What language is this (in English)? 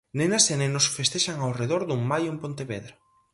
Galician